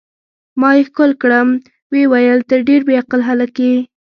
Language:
Pashto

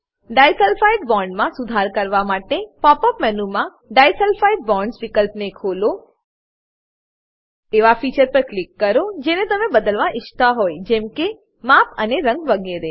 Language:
Gujarati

